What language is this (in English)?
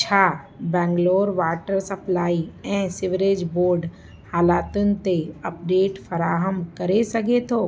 Sindhi